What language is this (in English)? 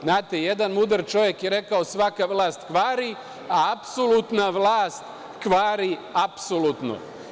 Serbian